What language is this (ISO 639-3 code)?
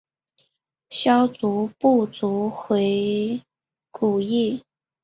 zho